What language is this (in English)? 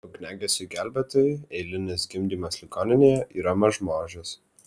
Lithuanian